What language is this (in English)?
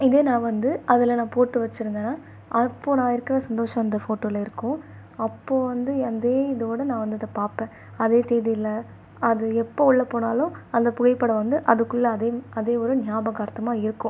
Tamil